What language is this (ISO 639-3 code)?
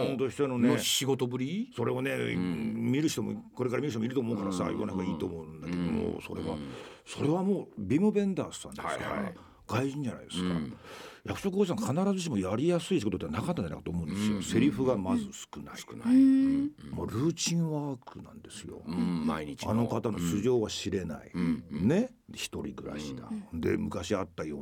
jpn